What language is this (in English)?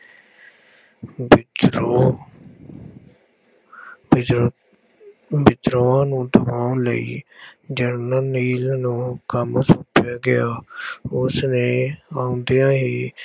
Punjabi